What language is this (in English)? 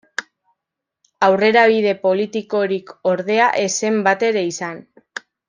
Basque